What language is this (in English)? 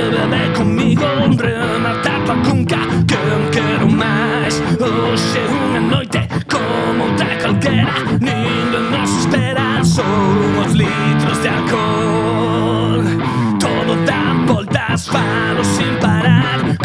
Spanish